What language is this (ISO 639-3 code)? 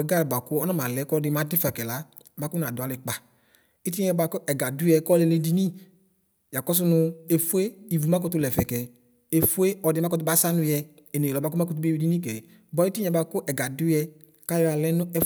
kpo